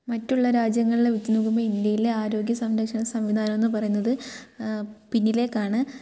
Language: Malayalam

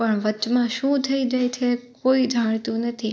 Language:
Gujarati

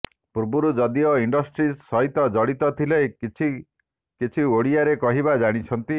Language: Odia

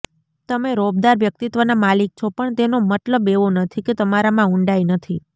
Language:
Gujarati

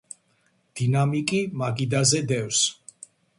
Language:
Georgian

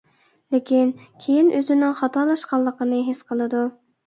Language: Uyghur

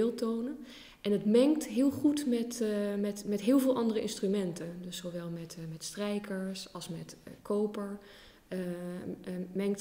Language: Dutch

